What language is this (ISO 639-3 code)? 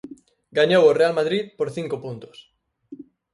glg